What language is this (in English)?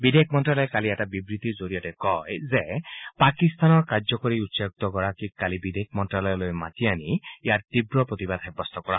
Assamese